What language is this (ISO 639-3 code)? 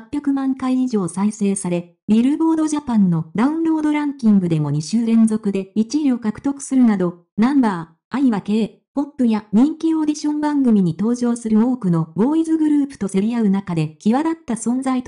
jpn